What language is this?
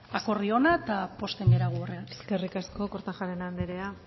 Basque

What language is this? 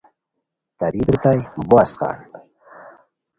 Khowar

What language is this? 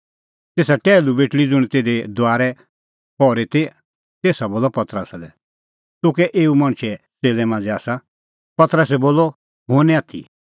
Kullu Pahari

